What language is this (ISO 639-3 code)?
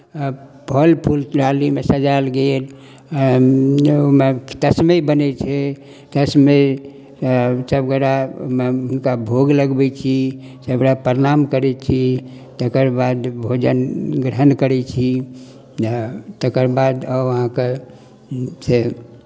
mai